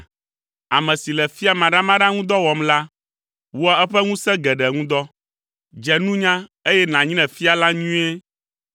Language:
Ewe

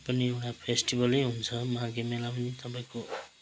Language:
Nepali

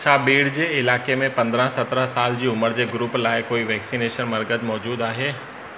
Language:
Sindhi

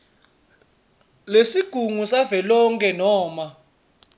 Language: Swati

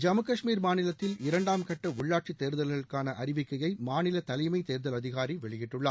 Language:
Tamil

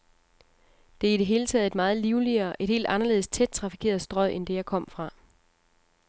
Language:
Danish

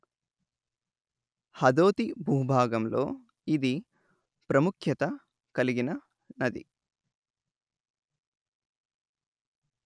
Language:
Telugu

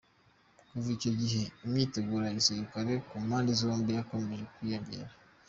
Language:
Kinyarwanda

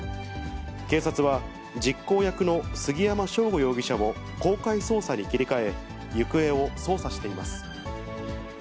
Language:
Japanese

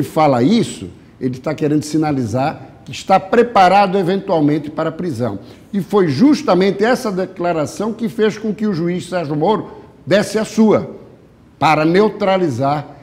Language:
Portuguese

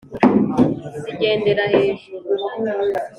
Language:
Kinyarwanda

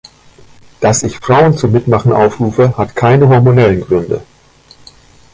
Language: German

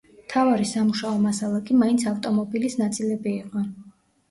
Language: Georgian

